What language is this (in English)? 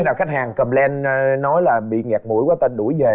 Vietnamese